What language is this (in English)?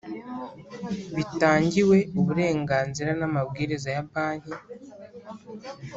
Kinyarwanda